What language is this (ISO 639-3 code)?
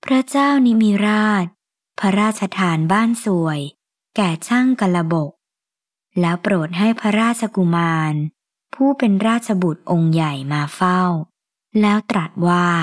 tha